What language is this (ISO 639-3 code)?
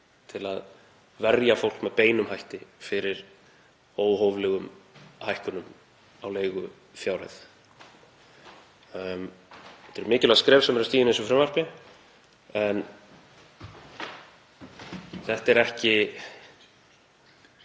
isl